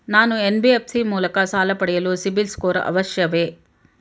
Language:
Kannada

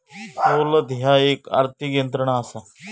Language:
Marathi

